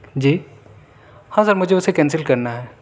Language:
Urdu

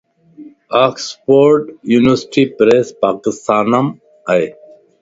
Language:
Lasi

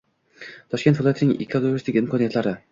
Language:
Uzbek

